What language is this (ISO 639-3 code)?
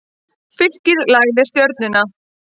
isl